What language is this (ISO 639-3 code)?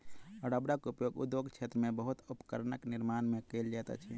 mai